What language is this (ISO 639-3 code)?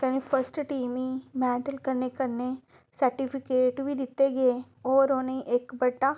doi